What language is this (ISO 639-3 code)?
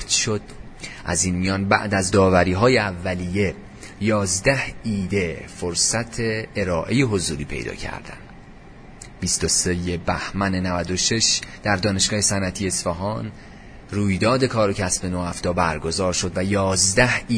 fas